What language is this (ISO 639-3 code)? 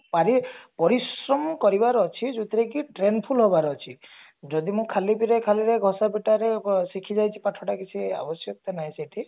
ori